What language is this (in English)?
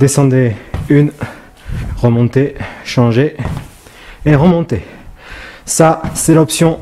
French